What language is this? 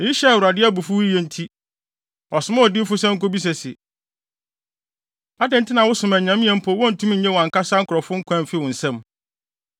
Akan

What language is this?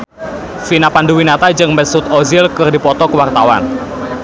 Sundanese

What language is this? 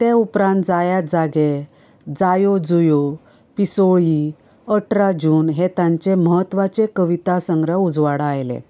Konkani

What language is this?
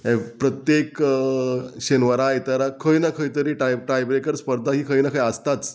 Konkani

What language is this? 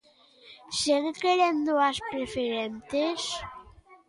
Galician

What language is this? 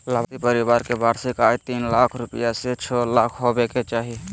Magahi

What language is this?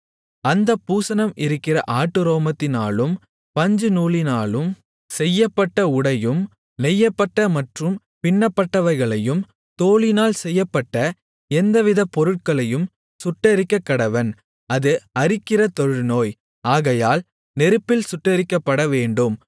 Tamil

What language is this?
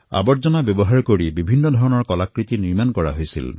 Assamese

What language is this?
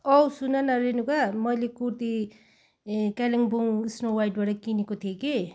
Nepali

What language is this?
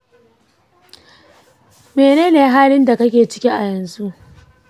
Hausa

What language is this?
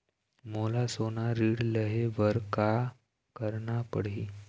Chhattisgarhi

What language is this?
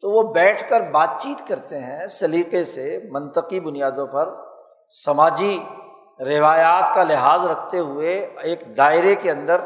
Urdu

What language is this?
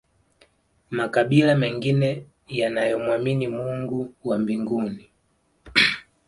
Swahili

